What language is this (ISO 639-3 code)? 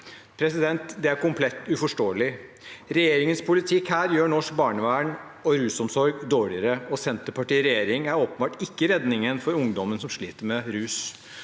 nor